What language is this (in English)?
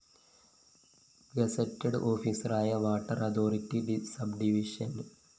Malayalam